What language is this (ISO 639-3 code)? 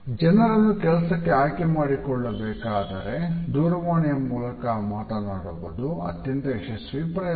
kan